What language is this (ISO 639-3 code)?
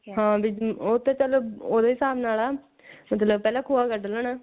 pan